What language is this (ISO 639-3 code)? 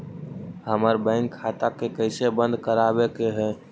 mag